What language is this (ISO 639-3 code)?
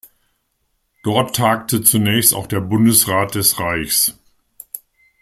deu